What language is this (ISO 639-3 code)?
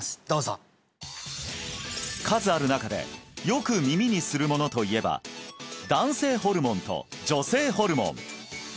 jpn